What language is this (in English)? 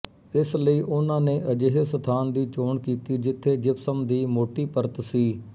Punjabi